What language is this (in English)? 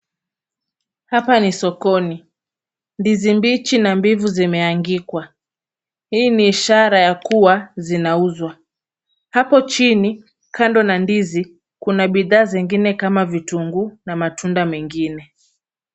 Swahili